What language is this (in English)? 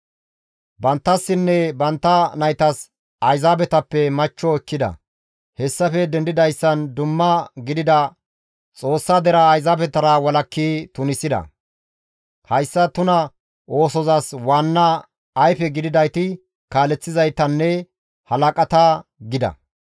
Gamo